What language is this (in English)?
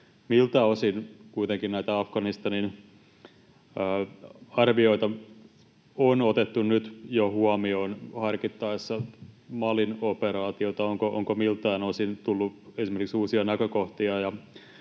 Finnish